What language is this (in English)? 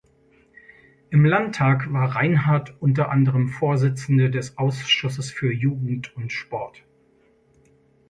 German